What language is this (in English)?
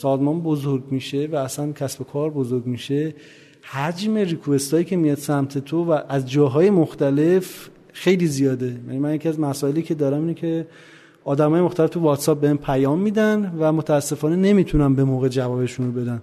Persian